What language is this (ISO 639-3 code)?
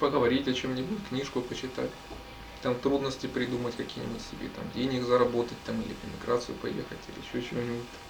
rus